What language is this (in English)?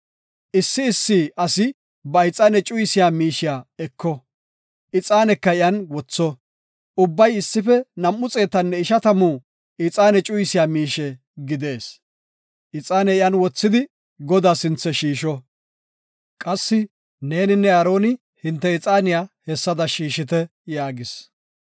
Gofa